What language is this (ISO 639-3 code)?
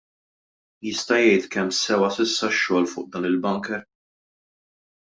mlt